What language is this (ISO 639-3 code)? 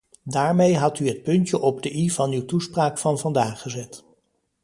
nld